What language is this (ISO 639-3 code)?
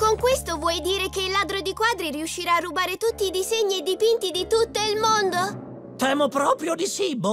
ita